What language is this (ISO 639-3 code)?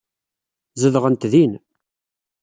kab